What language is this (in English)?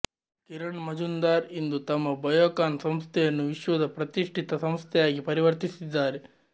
Kannada